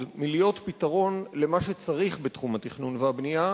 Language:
Hebrew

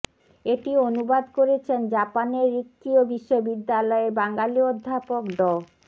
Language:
Bangla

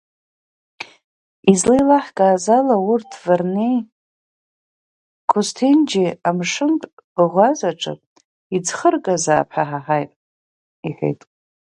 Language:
Abkhazian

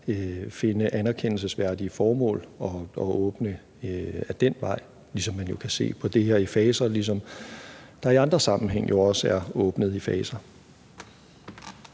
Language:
Danish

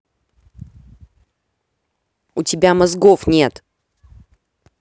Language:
Russian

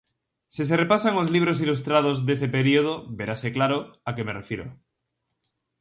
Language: Galician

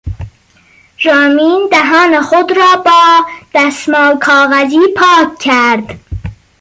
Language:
Persian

